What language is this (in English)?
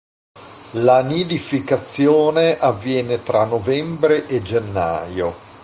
Italian